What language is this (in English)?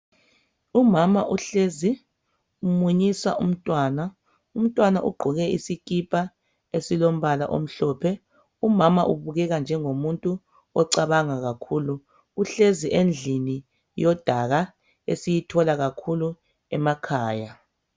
North Ndebele